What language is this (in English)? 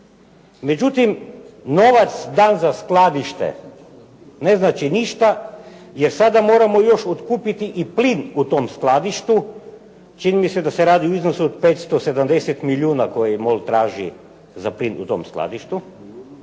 Croatian